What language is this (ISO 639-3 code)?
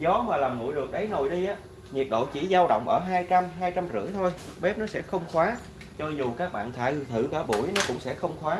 vie